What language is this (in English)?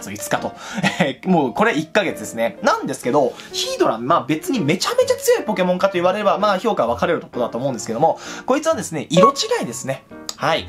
Japanese